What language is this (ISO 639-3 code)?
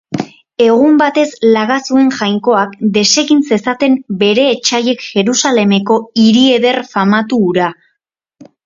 eus